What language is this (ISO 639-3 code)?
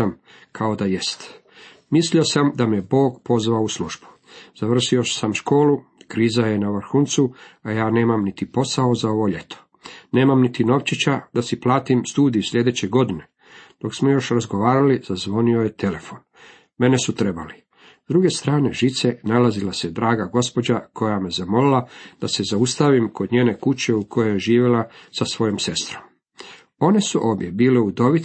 hrv